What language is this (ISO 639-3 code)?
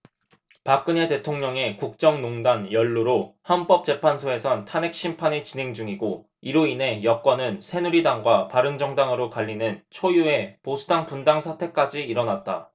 kor